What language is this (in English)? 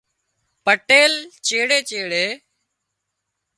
Wadiyara Koli